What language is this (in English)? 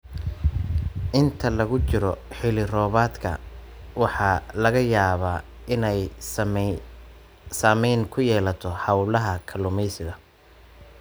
Somali